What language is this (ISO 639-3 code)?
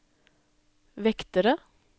nor